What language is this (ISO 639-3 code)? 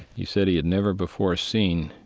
eng